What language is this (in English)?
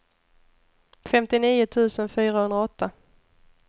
Swedish